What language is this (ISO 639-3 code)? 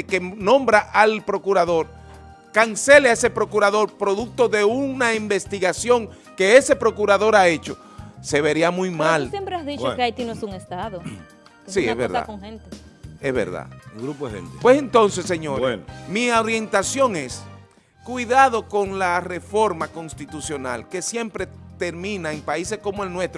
spa